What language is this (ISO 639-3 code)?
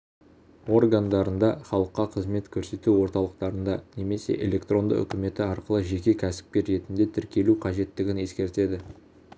kaz